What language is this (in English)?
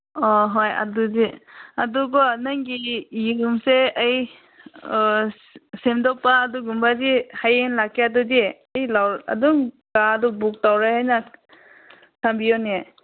Manipuri